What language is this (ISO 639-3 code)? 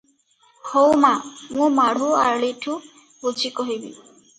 ori